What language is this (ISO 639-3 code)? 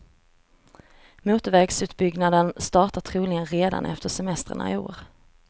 swe